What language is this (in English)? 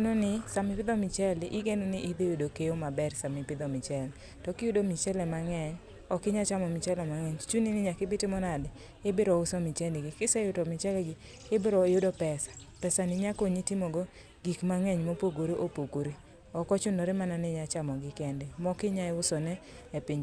Luo (Kenya and Tanzania)